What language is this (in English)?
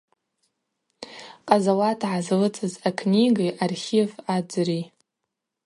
Abaza